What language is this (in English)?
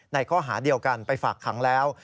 Thai